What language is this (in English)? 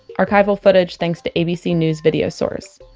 English